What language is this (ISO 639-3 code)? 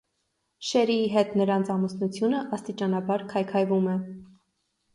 hye